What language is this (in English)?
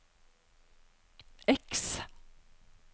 Norwegian